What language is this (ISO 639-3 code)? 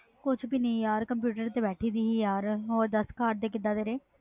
pan